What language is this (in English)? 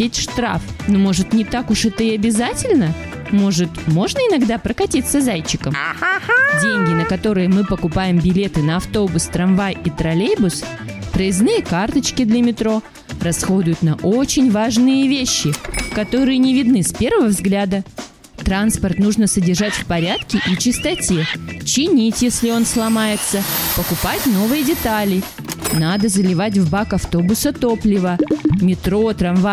Russian